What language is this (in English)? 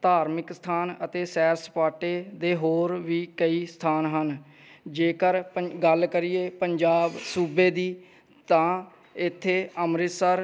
Punjabi